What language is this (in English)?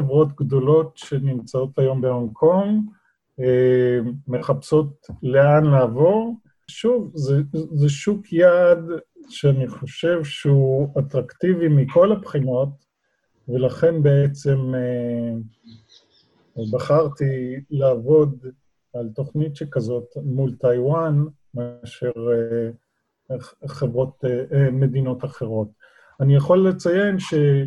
Hebrew